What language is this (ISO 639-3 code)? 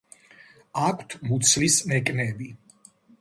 kat